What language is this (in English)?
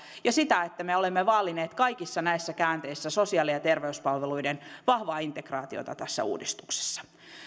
Finnish